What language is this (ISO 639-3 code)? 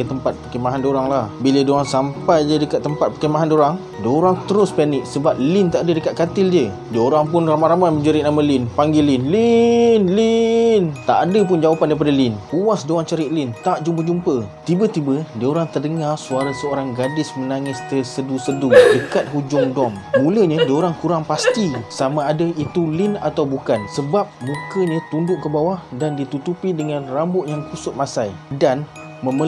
msa